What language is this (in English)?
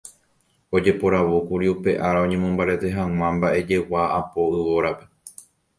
Guarani